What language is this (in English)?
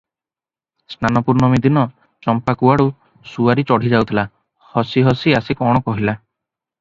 Odia